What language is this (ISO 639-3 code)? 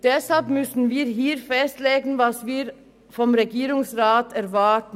gsw